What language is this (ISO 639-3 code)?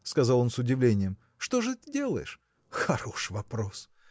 rus